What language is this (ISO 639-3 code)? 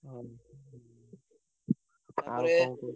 ori